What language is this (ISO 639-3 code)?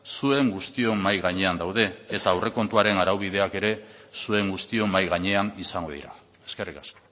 eus